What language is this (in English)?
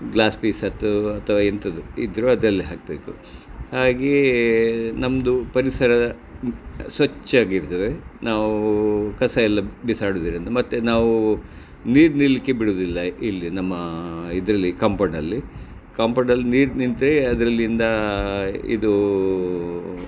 Kannada